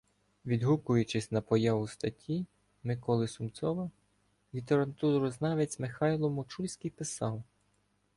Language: Ukrainian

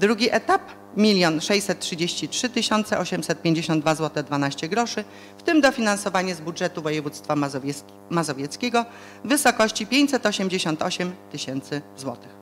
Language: Polish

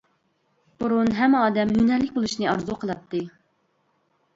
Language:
Uyghur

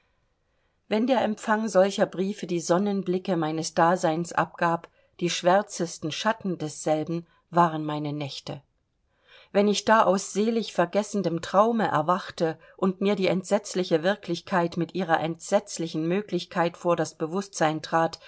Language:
German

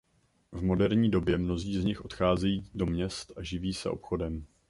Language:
Czech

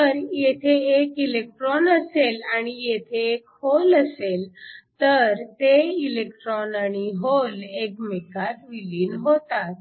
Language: Marathi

